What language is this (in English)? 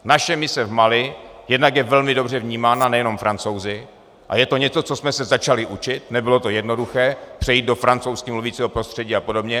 Czech